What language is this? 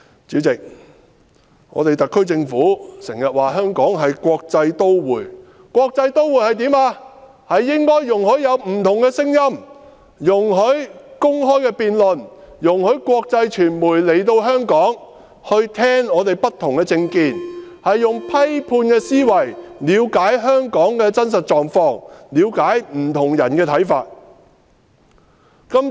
Cantonese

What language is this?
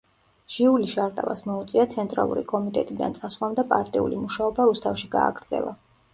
Georgian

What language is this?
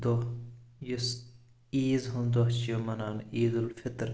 Kashmiri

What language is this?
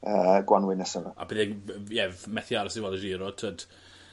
Welsh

